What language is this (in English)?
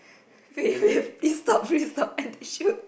English